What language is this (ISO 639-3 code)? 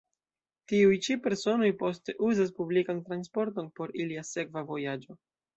epo